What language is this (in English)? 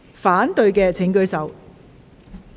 Cantonese